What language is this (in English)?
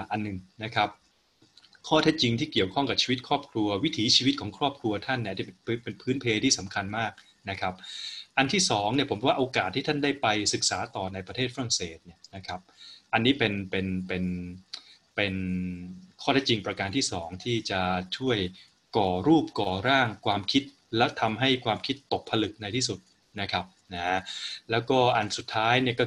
Thai